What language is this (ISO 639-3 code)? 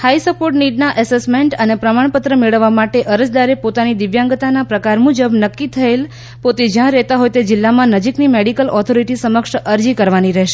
guj